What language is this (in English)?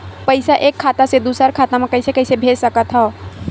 Chhattisgarhi